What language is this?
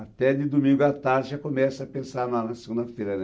Portuguese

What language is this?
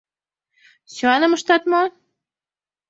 Mari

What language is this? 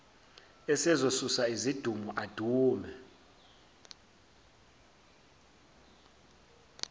Zulu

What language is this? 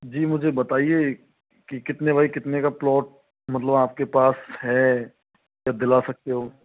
Hindi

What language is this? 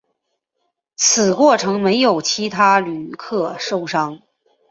Chinese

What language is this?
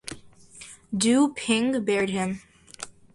English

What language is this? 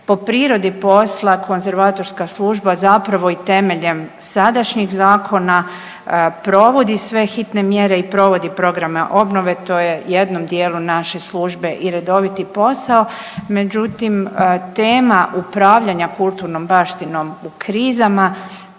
Croatian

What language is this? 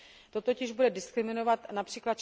Czech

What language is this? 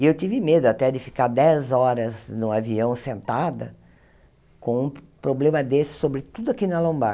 Portuguese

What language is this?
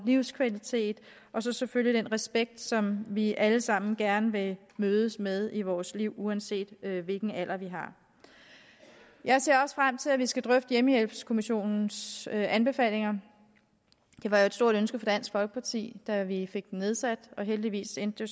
Danish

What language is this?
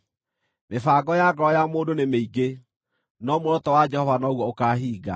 Kikuyu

